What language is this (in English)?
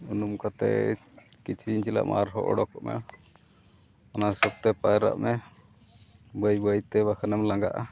Santali